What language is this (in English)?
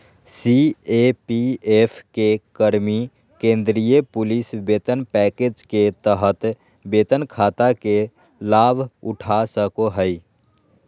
Magahi